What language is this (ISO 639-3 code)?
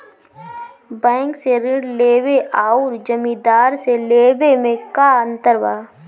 bho